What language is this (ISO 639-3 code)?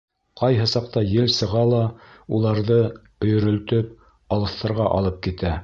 bak